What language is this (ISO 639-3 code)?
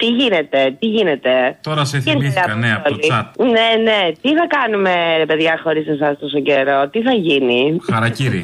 ell